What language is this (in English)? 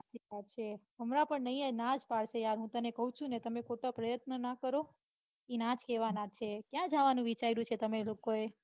Gujarati